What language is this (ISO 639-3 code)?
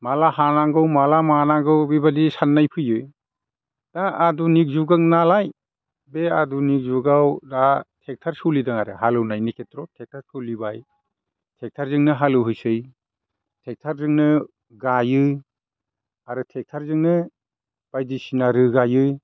brx